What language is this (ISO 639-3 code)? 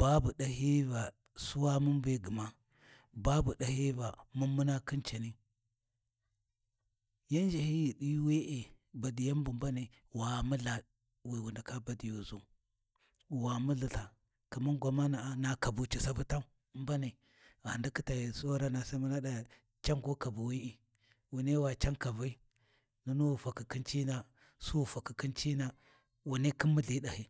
wji